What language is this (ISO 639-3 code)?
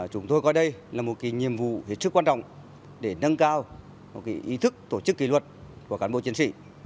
vie